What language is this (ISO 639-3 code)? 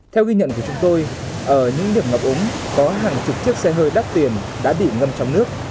vie